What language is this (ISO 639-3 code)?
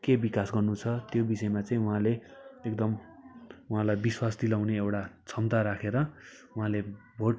nep